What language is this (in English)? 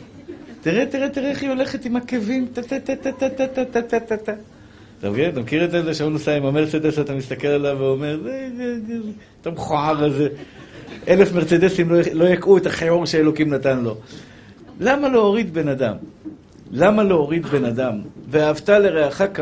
Hebrew